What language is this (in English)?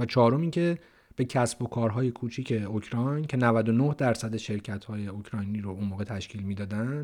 Persian